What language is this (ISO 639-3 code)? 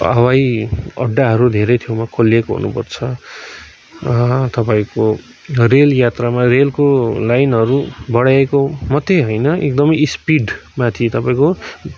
nep